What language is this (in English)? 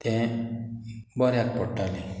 Konkani